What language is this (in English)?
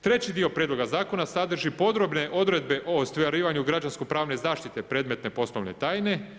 Croatian